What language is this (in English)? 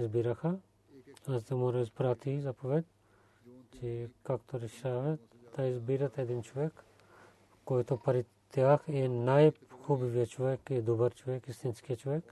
Bulgarian